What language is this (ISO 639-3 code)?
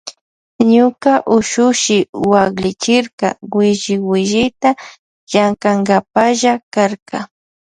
qvj